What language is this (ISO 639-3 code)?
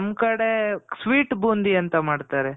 kan